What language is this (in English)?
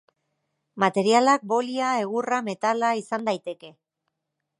Basque